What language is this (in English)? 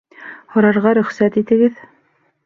Bashkir